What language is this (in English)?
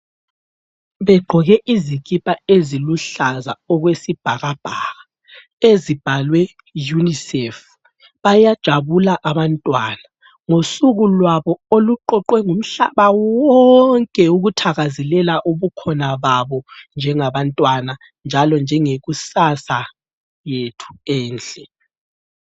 North Ndebele